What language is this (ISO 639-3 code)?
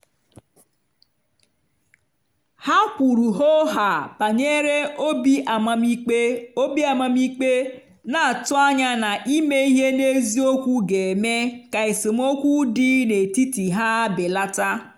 ibo